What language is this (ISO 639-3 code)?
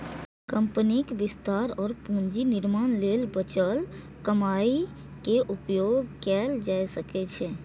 mai